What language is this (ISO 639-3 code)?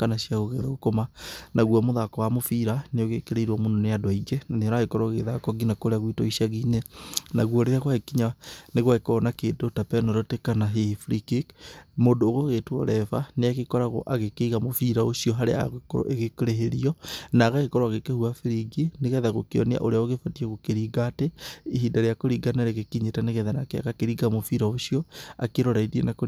kik